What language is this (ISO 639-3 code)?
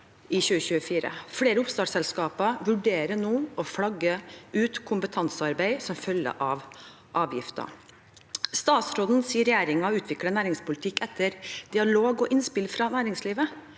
nor